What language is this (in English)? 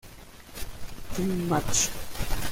Spanish